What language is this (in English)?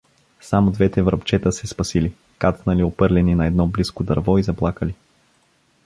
Bulgarian